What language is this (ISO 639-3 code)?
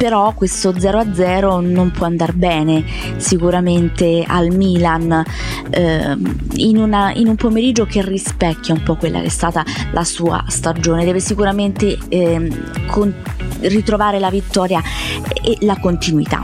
ita